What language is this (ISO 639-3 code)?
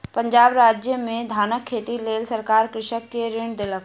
mai